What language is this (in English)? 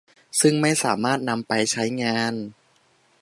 Thai